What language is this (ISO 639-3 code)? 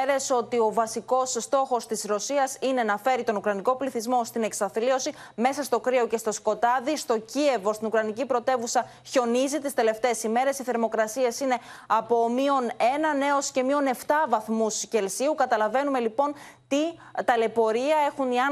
ell